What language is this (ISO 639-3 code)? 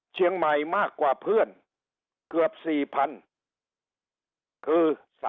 tha